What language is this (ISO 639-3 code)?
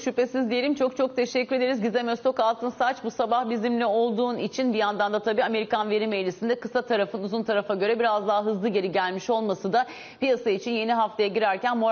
tur